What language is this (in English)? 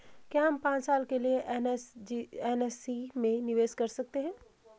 Hindi